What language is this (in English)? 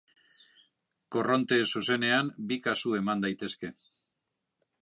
Basque